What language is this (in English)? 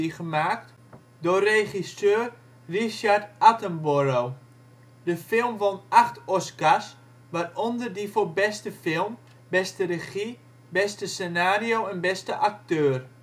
Dutch